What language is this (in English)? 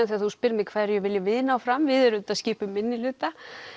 Icelandic